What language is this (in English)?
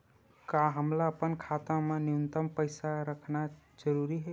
Chhattisgarhi